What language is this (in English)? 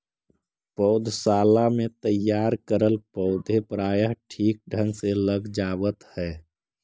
Magahi